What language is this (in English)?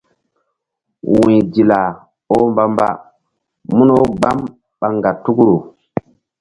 Mbum